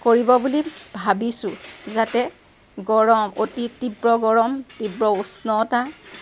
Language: Assamese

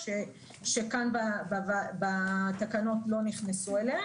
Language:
Hebrew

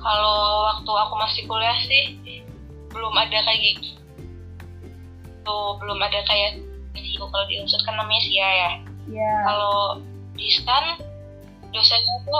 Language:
Indonesian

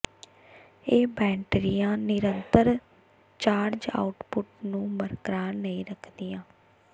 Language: Punjabi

